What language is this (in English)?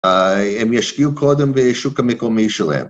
Hebrew